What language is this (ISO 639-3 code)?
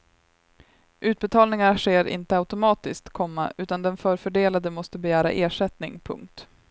swe